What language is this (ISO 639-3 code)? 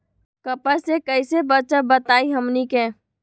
mag